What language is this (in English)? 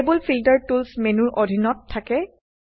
Assamese